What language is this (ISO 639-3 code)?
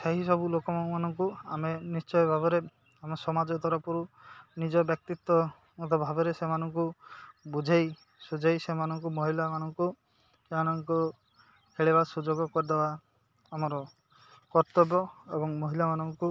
ori